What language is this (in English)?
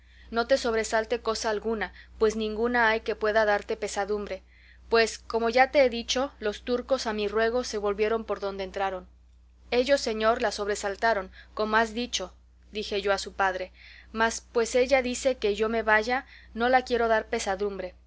Spanish